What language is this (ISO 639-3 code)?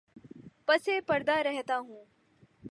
urd